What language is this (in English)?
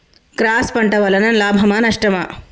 Telugu